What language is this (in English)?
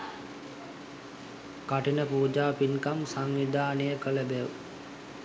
Sinhala